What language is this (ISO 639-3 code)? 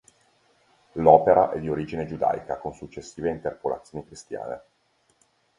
ita